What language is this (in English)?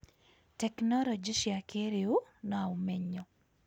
Kikuyu